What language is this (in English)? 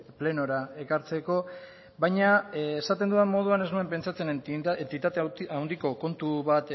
Basque